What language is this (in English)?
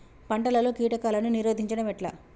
Telugu